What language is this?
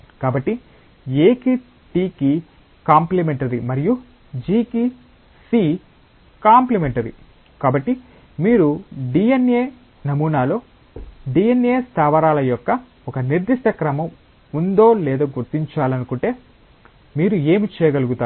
Telugu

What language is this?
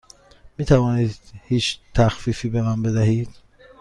Persian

